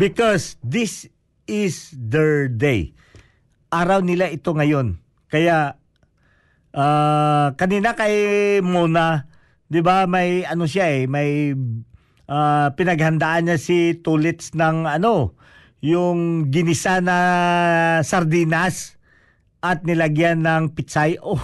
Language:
Filipino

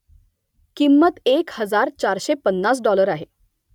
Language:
Marathi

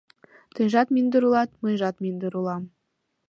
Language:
Mari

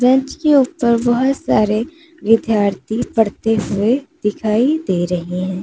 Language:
Hindi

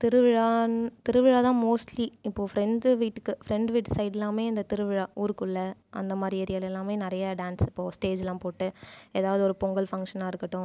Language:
Tamil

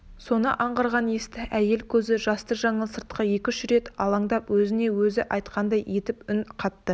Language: Kazakh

